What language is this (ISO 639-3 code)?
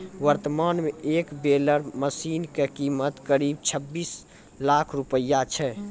mai